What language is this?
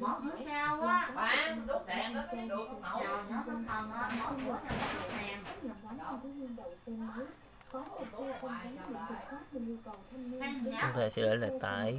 Vietnamese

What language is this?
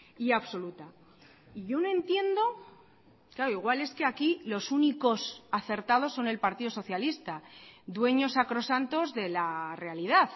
Spanish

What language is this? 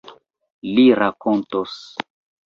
Esperanto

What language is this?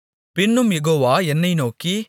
Tamil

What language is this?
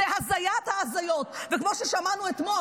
Hebrew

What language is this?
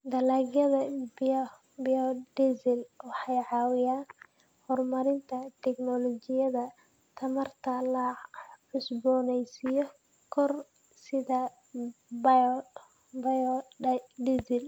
Somali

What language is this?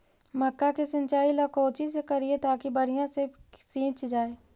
Magahi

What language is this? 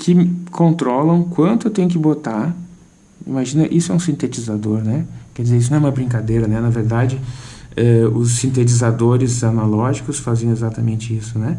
Portuguese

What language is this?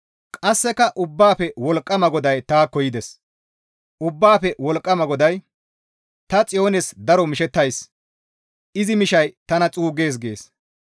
Gamo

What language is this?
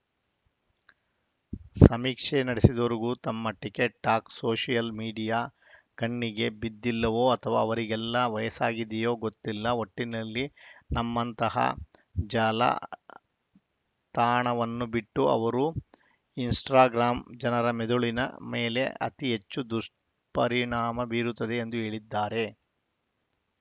Kannada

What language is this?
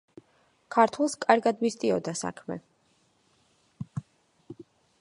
Georgian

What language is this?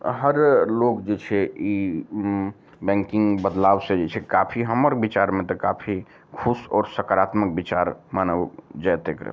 Maithili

